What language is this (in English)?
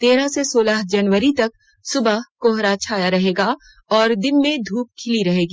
Hindi